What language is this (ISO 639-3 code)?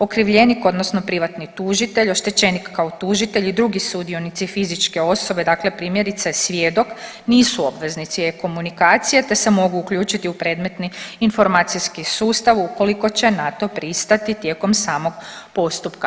hrv